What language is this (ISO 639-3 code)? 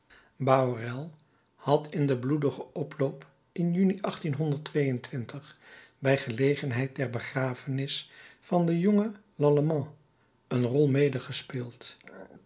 nld